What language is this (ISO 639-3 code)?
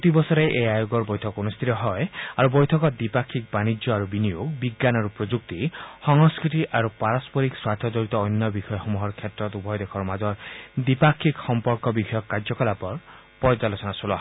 asm